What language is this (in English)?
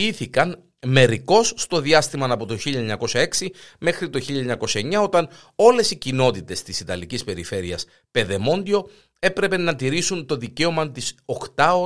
Greek